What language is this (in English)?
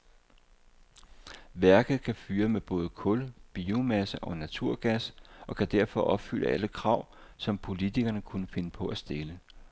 Danish